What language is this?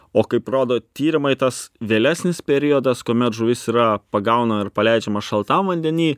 Lithuanian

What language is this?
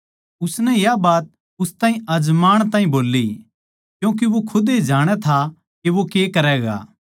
Haryanvi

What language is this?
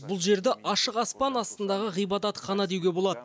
Kazakh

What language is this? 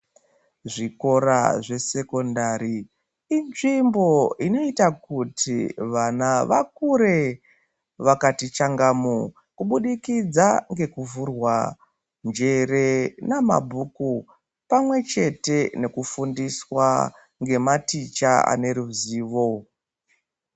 Ndau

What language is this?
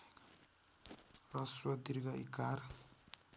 Nepali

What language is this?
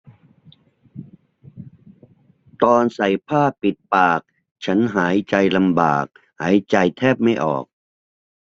Thai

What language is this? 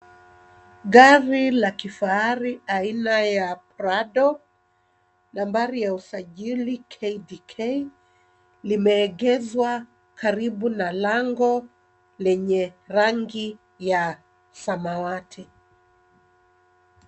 Swahili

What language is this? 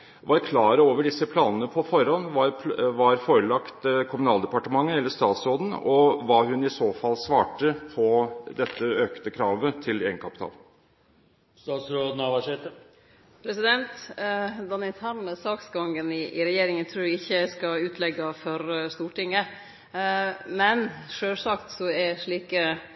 Norwegian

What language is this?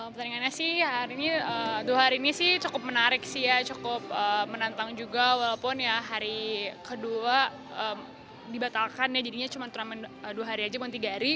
Indonesian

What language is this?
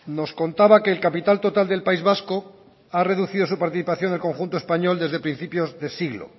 Spanish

